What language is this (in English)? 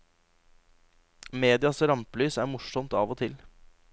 Norwegian